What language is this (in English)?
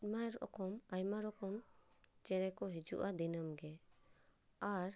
Santali